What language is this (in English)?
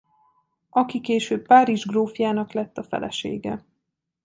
Hungarian